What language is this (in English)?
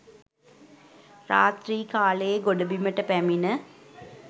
Sinhala